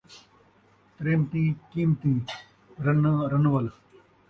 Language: Saraiki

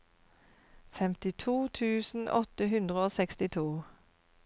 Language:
Norwegian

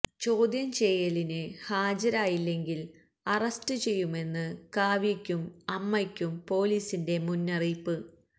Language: Malayalam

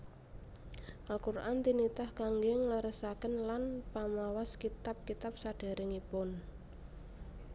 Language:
Javanese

